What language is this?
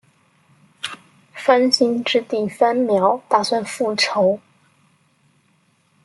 Chinese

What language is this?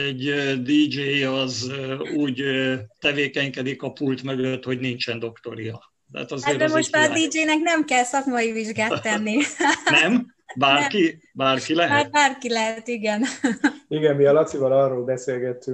Hungarian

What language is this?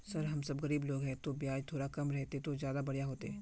Magahi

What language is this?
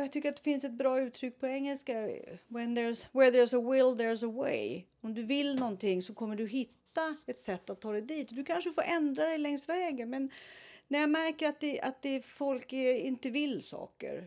Swedish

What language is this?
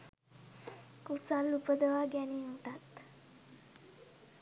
Sinhala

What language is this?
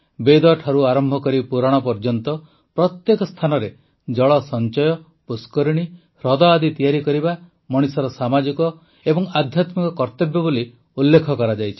Odia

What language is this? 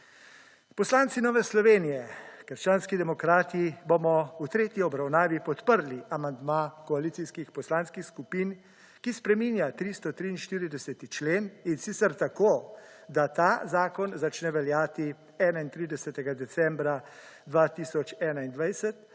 Slovenian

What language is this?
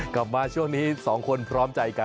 Thai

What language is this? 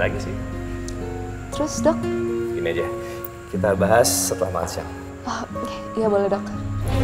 Indonesian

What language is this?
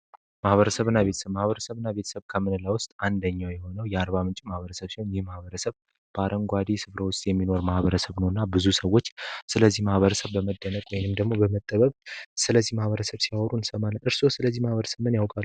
Amharic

